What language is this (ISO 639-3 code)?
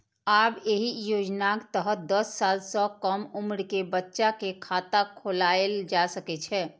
mai